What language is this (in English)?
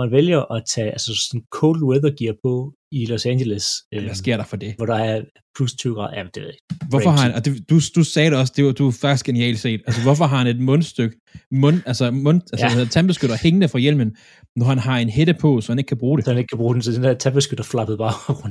Danish